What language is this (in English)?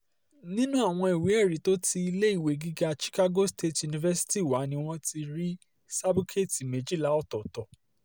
Yoruba